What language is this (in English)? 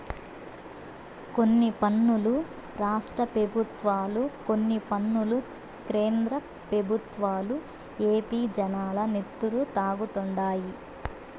Telugu